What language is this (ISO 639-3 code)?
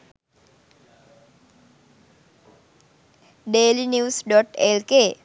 sin